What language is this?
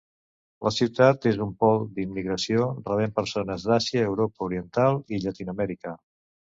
Catalan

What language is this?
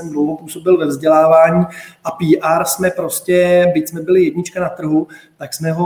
Czech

